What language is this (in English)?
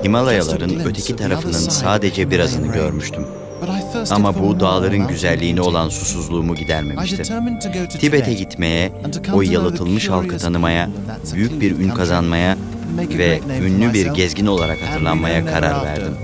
Turkish